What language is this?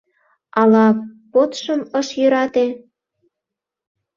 Mari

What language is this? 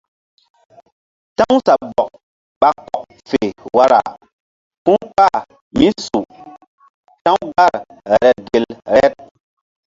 Mbum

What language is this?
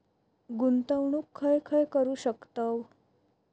Marathi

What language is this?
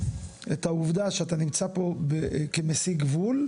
Hebrew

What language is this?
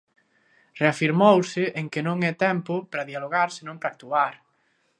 Galician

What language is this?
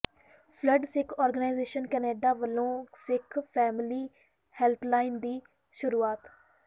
Punjabi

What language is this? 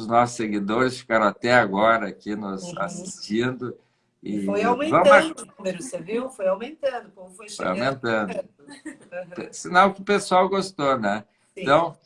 Portuguese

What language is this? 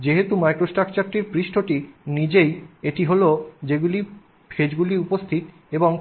Bangla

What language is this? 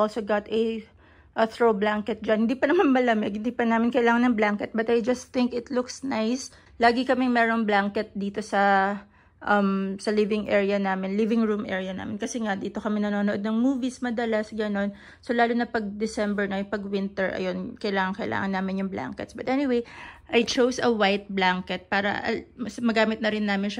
Filipino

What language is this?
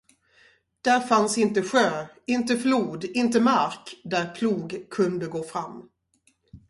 Swedish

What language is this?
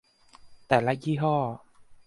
Thai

